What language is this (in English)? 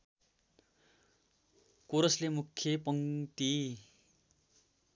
Nepali